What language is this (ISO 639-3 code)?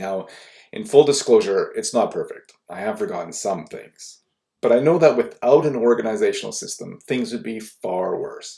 eng